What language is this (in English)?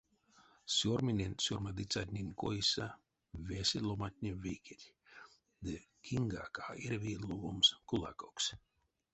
Erzya